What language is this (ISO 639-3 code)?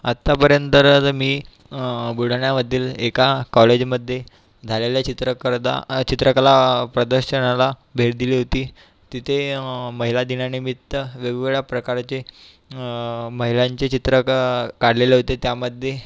mar